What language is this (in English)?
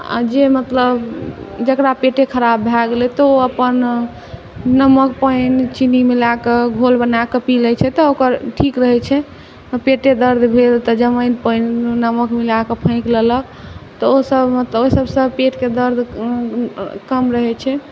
Maithili